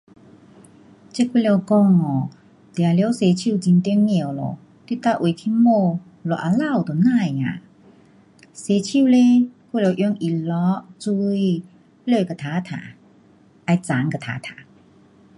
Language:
Pu-Xian Chinese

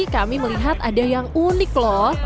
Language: Indonesian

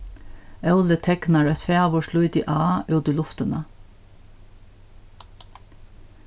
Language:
Faroese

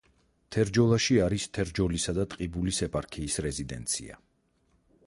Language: Georgian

